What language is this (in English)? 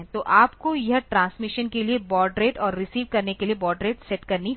Hindi